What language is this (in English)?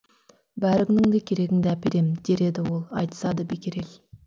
Kazakh